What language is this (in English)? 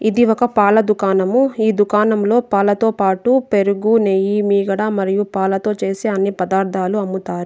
Telugu